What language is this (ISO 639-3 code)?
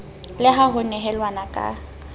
sot